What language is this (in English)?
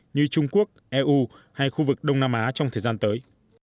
Vietnamese